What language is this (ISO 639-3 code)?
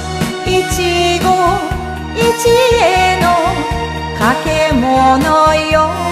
kor